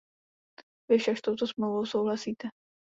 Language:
Czech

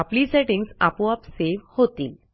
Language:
Marathi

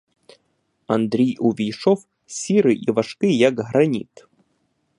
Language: Ukrainian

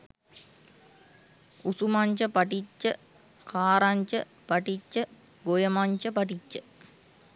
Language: Sinhala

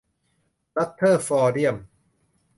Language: Thai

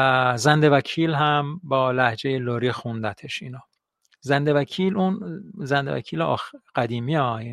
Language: Persian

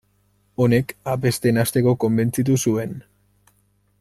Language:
Basque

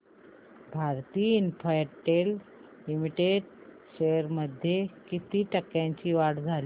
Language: Marathi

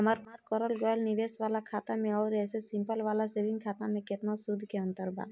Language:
Bhojpuri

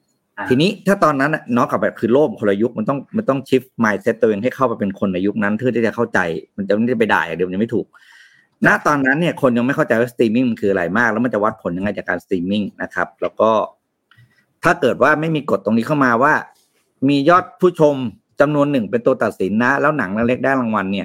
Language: Thai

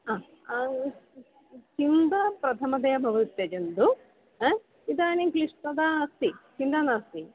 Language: Sanskrit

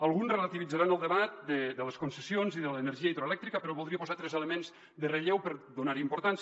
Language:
Catalan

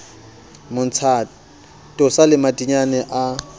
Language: Southern Sotho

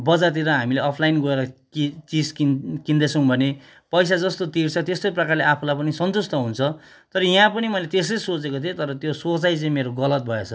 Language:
Nepali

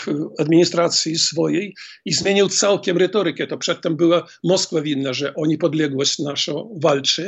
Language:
Polish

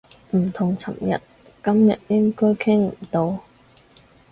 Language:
Cantonese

